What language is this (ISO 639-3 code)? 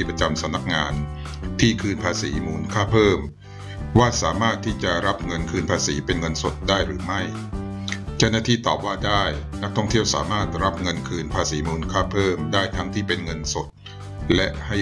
tha